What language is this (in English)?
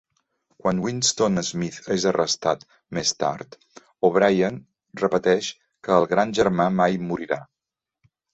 Catalan